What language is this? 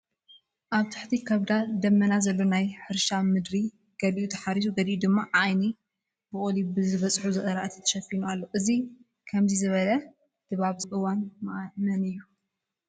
Tigrinya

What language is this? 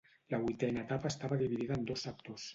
Catalan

